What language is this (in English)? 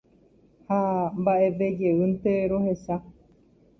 Guarani